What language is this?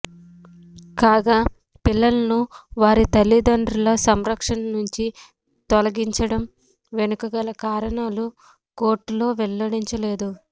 Telugu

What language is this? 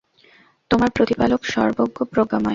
Bangla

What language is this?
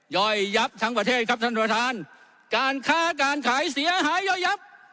Thai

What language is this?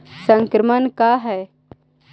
Magahi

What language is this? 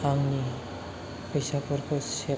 Bodo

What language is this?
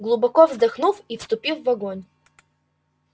Russian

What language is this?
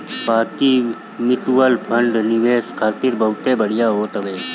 Bhojpuri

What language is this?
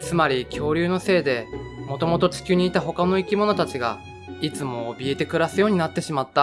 Japanese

